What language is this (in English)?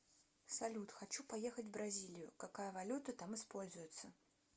Russian